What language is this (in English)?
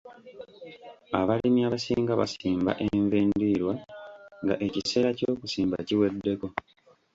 Ganda